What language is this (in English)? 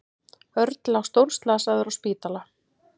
Icelandic